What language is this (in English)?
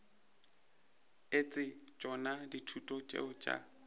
Northern Sotho